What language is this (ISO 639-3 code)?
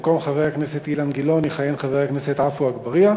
heb